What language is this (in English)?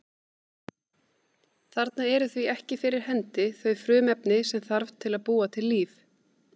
Icelandic